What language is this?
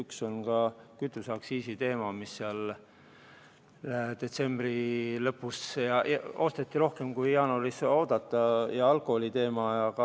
Estonian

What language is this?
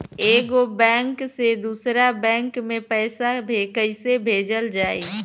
Bhojpuri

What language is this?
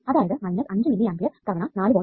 Malayalam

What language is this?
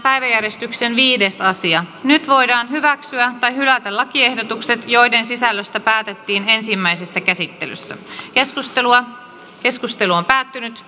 Finnish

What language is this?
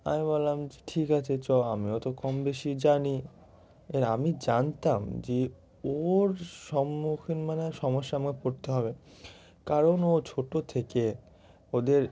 Bangla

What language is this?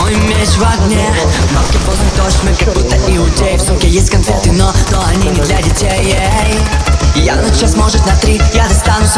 Russian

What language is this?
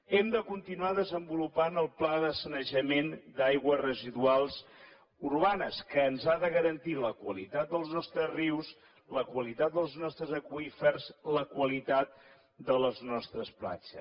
Catalan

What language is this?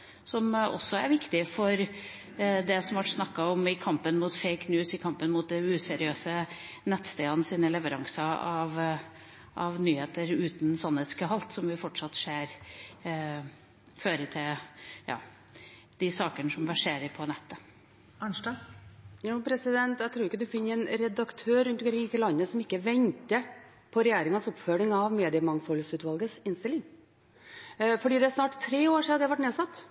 Norwegian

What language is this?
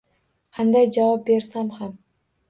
Uzbek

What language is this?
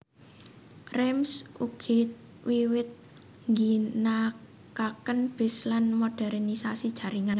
Javanese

